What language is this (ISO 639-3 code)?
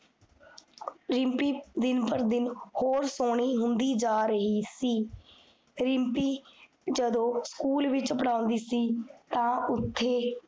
pan